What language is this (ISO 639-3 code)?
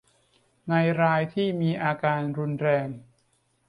tha